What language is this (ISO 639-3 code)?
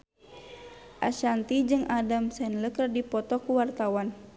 sun